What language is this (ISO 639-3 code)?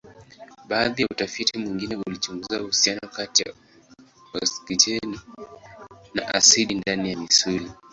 swa